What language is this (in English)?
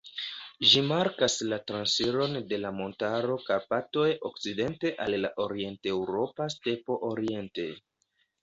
Esperanto